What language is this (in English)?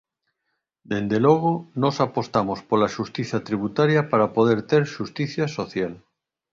Galician